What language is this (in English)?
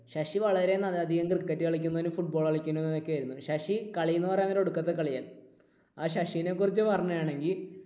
Malayalam